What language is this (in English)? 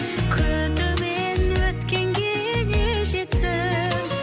Kazakh